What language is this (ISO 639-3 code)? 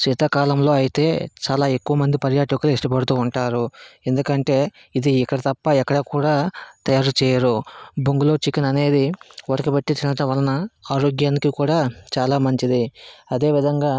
tel